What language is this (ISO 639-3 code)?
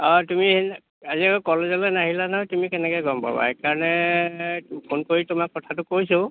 asm